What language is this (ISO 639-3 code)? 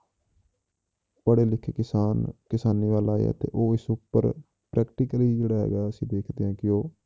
pan